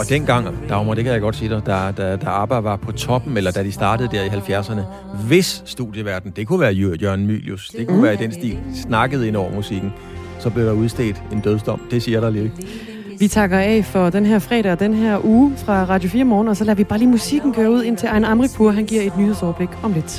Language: Danish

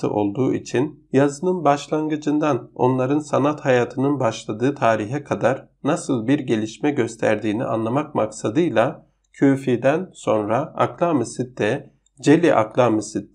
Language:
Turkish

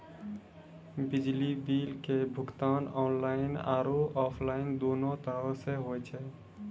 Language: Maithili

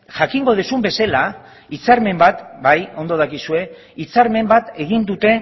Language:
Basque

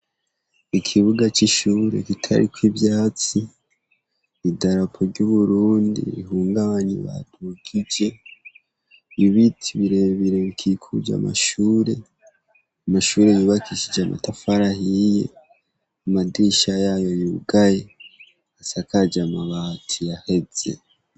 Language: Rundi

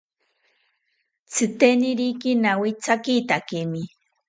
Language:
South Ucayali Ashéninka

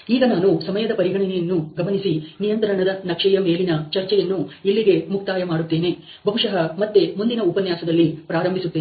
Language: Kannada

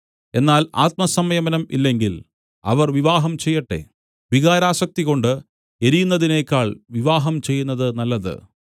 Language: Malayalam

